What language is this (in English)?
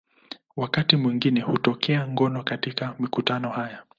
Swahili